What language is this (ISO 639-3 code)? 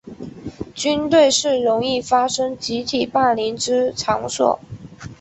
zho